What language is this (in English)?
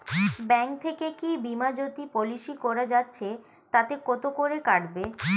Bangla